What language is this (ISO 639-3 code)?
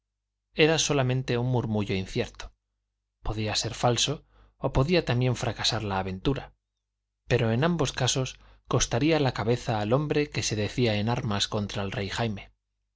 spa